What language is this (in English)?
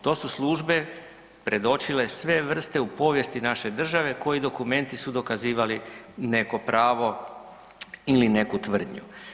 Croatian